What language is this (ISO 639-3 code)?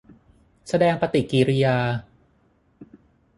tha